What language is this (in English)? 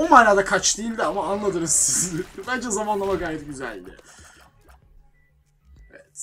Turkish